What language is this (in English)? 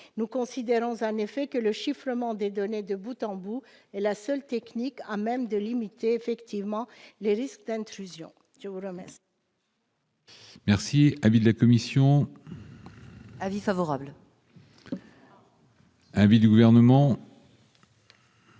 French